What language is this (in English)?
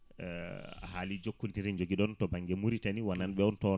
Fula